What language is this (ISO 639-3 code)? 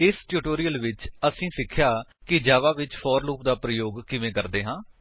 pan